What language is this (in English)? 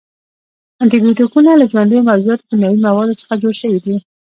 Pashto